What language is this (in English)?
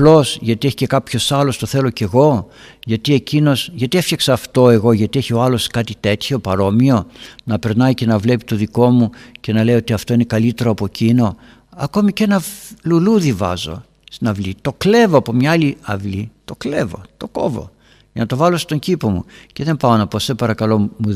Greek